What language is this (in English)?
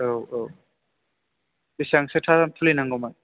Bodo